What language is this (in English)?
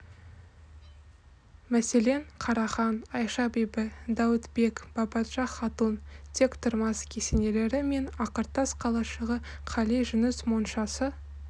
Kazakh